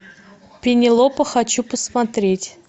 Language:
Russian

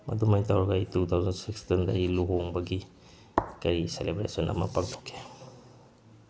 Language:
Manipuri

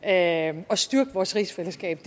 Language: Danish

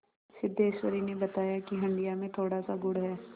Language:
Hindi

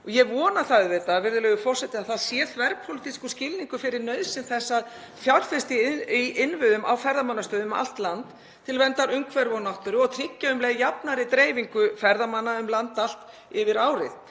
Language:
Icelandic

